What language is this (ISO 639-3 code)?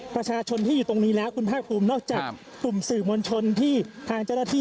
tha